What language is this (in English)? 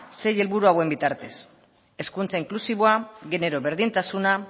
Basque